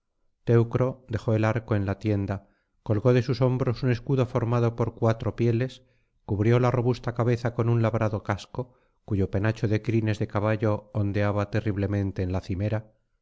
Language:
Spanish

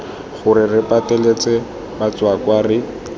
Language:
Tswana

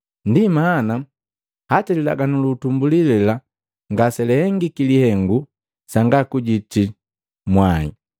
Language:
Matengo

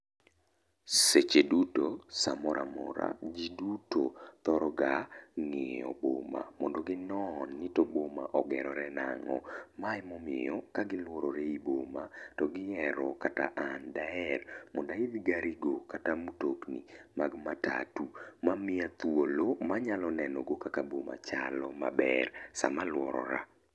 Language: Luo (Kenya and Tanzania)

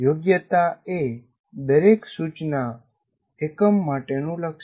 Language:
Gujarati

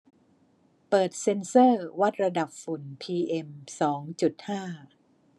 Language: Thai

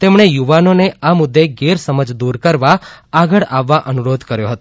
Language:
Gujarati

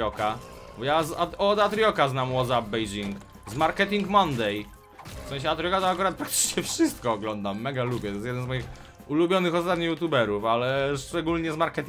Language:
Polish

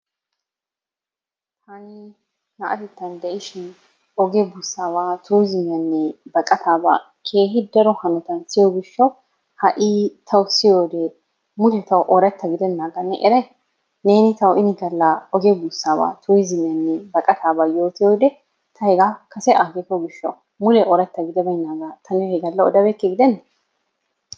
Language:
Wolaytta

